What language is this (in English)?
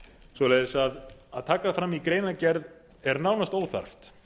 Icelandic